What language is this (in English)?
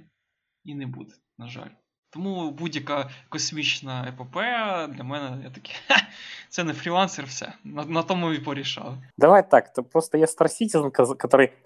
Ukrainian